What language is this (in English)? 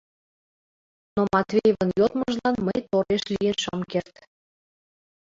Mari